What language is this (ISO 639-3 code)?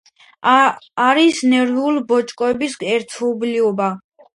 kat